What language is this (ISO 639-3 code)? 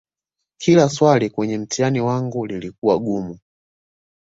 swa